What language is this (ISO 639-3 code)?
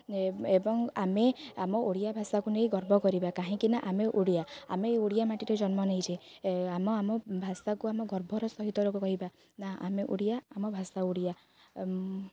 ori